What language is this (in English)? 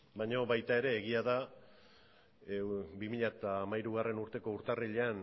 Basque